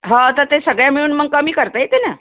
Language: Marathi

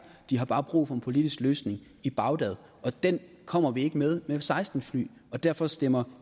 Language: Danish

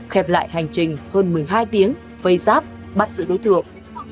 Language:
Vietnamese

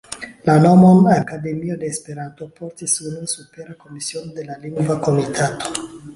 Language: Esperanto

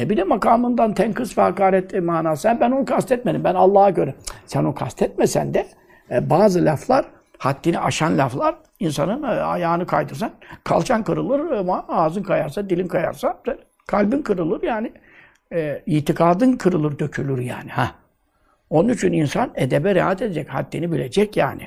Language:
Turkish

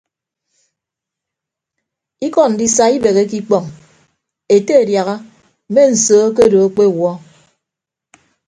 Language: Ibibio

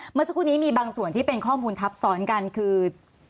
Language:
Thai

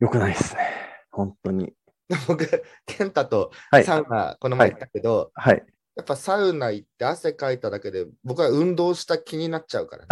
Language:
Japanese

